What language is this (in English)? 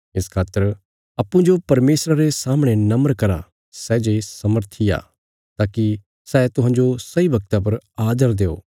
Bilaspuri